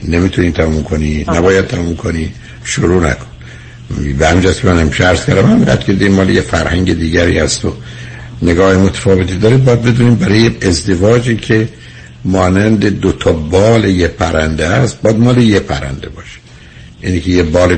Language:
Persian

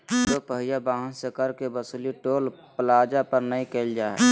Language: Magahi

